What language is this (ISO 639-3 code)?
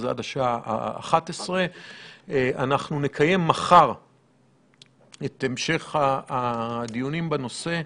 heb